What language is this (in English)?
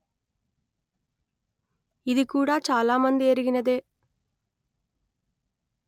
Telugu